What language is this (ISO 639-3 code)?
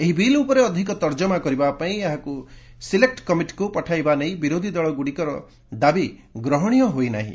ori